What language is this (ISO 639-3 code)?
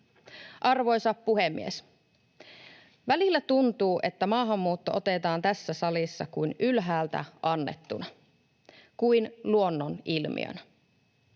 fin